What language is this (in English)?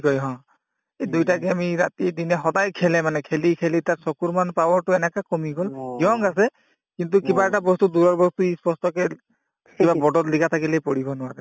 Assamese